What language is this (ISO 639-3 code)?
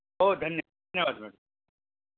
mar